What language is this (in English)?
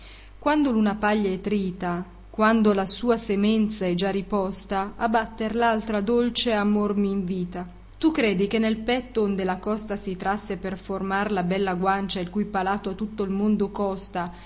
Italian